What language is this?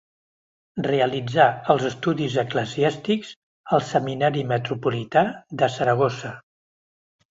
Catalan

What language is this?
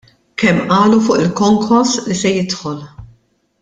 Maltese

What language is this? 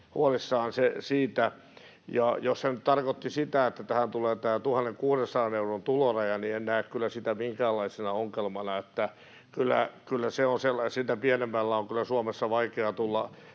Finnish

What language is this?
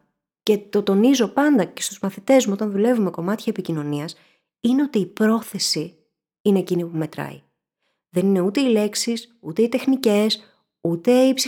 Greek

